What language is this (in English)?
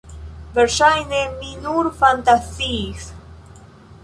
Esperanto